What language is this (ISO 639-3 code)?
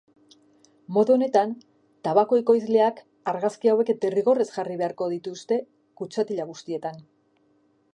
eus